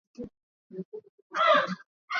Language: Swahili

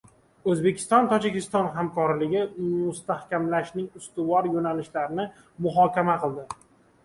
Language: Uzbek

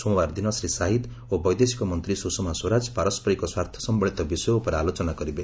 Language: Odia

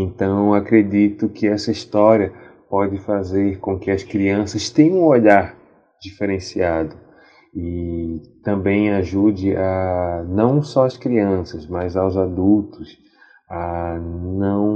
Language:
Portuguese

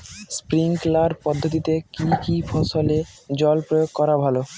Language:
Bangla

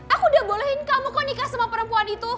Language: Indonesian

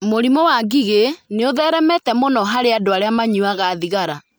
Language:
Kikuyu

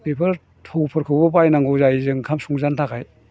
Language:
Bodo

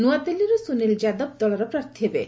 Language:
Odia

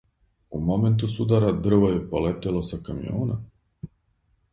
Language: Serbian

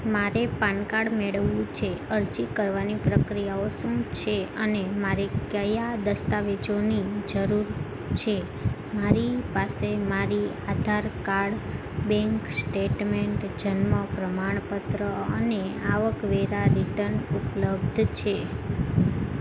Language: Gujarati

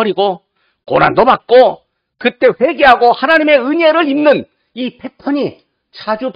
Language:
Korean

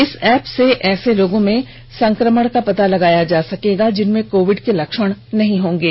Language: Hindi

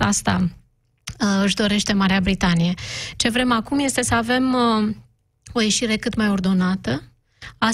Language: Romanian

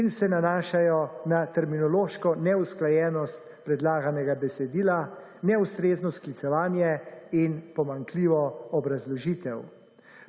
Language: Slovenian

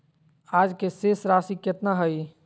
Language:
Magahi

